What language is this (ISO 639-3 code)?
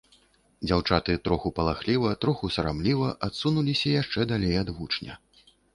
bel